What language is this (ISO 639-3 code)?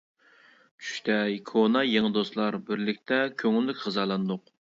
uig